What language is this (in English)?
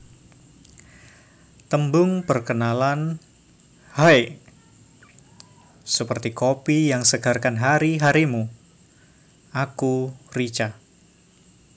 Javanese